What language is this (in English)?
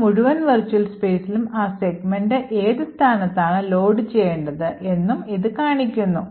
Malayalam